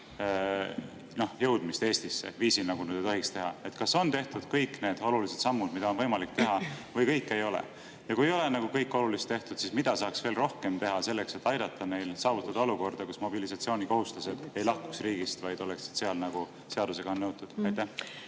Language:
Estonian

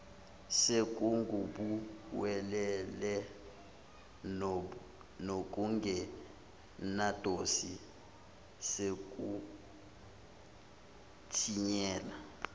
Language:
Zulu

